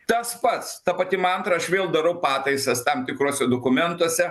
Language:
Lithuanian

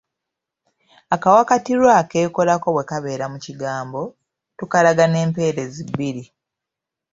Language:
Ganda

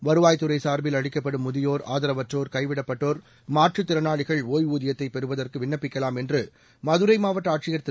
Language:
Tamil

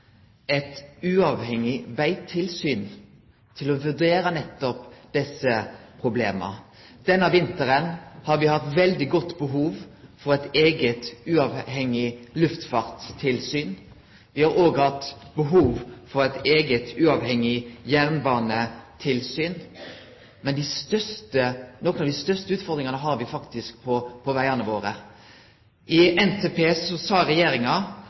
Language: Norwegian Nynorsk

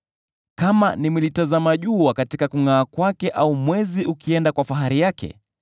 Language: Swahili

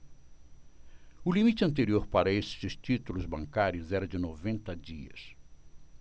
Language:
Portuguese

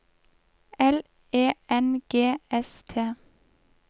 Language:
Norwegian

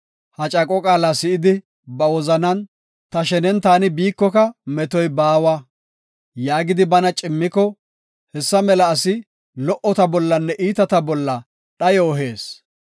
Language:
Gofa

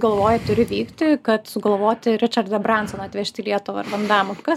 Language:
Lithuanian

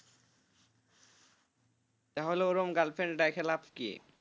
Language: Bangla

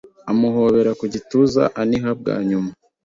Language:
Kinyarwanda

